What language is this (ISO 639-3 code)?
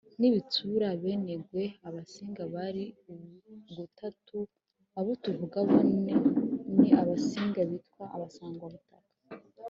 kin